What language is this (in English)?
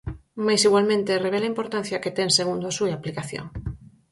Galician